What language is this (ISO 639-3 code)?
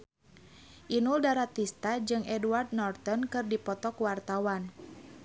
sun